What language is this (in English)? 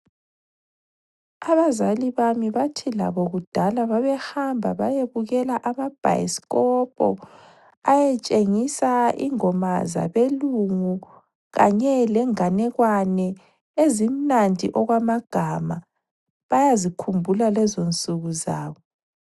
North Ndebele